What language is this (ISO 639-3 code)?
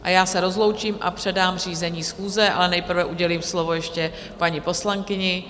ces